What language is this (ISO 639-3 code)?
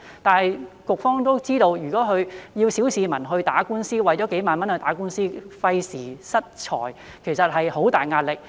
yue